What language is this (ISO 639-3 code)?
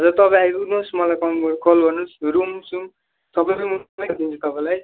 nep